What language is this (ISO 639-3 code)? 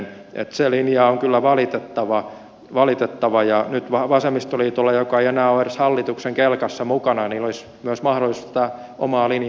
fin